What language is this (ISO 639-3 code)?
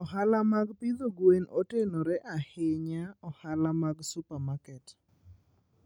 luo